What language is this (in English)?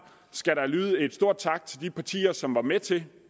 Danish